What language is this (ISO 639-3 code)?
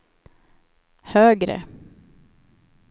swe